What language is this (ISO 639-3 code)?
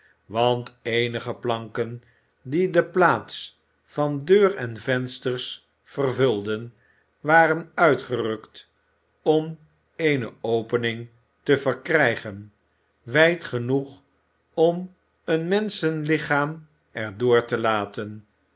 nld